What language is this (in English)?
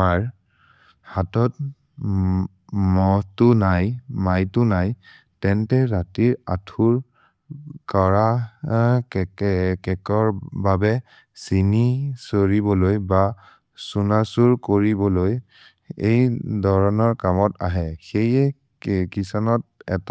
Maria (India)